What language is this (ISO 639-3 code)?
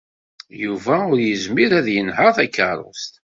kab